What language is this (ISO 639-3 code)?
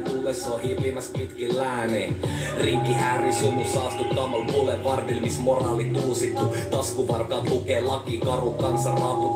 fin